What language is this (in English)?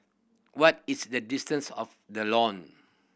English